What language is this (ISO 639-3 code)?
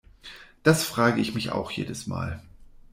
deu